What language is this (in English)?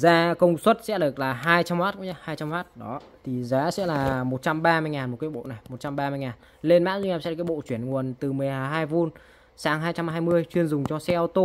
Vietnamese